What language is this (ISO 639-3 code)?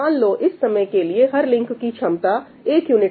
hin